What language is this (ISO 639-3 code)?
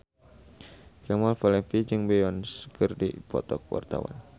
sun